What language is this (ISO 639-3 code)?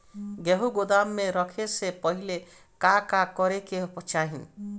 bho